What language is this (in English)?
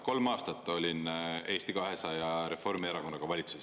Estonian